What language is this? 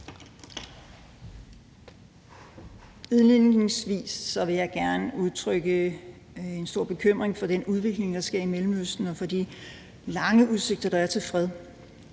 Danish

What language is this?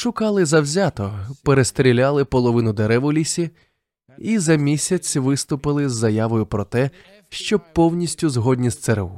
Ukrainian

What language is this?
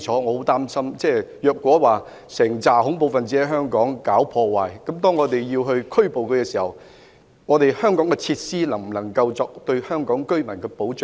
Cantonese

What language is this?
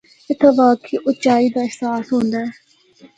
Northern Hindko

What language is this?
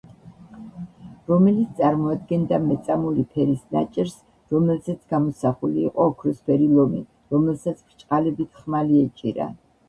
Georgian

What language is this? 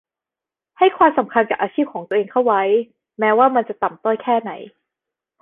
Thai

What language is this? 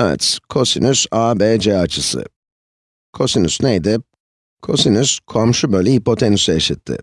Turkish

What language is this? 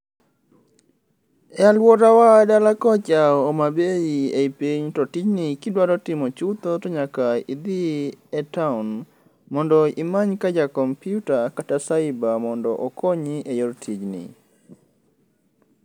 Luo (Kenya and Tanzania)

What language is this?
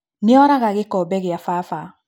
Kikuyu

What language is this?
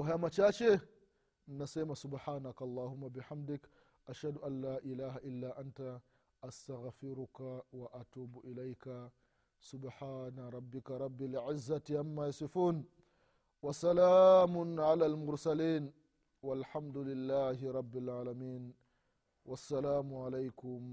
Swahili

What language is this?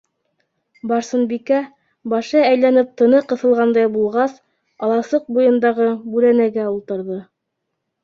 Bashkir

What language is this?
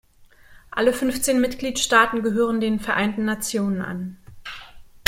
German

